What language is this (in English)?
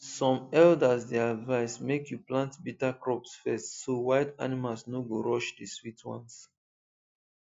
Nigerian Pidgin